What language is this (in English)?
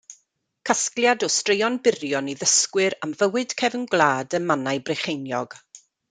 Welsh